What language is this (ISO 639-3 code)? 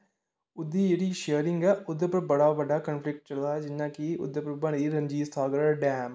doi